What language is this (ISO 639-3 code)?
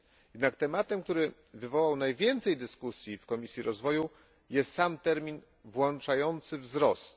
pol